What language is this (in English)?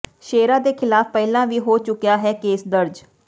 Punjabi